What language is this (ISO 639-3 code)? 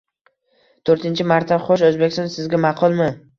uzb